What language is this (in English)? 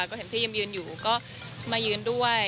Thai